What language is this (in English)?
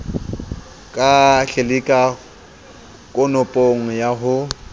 Southern Sotho